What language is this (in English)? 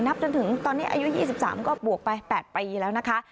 Thai